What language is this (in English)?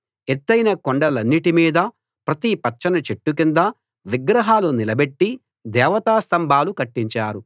Telugu